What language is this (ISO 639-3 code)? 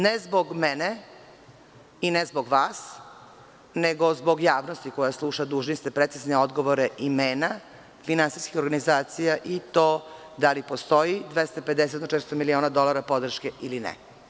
srp